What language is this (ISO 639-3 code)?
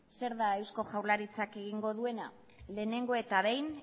eus